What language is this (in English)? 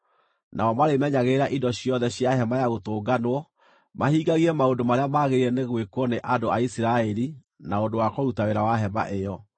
Kikuyu